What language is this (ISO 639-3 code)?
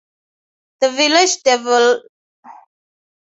eng